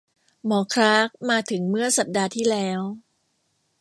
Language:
Thai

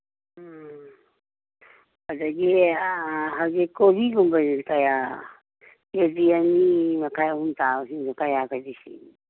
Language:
Manipuri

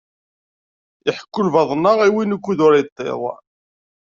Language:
Kabyle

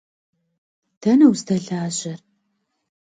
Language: Kabardian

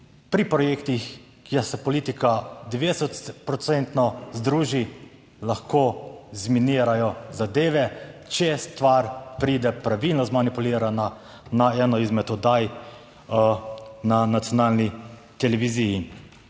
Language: Slovenian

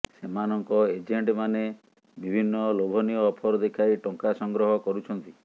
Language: Odia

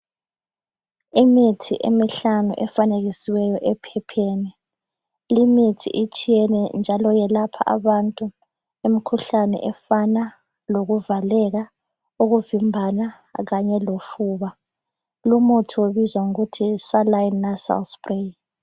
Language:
North Ndebele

